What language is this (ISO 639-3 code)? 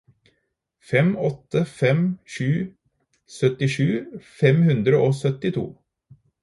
nob